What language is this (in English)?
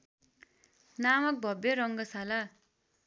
Nepali